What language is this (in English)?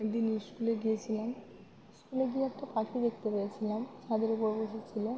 Bangla